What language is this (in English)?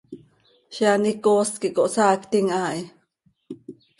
Seri